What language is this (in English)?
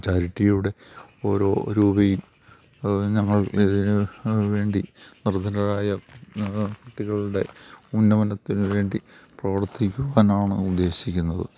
Malayalam